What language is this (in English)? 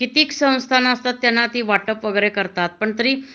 Marathi